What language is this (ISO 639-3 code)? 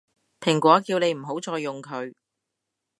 yue